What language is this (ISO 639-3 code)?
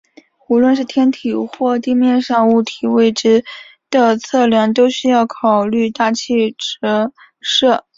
zho